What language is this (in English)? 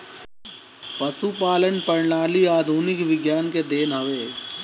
Bhojpuri